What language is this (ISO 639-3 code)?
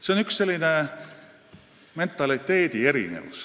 est